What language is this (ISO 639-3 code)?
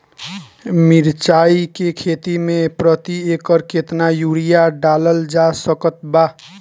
bho